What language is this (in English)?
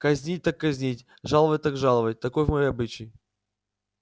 Russian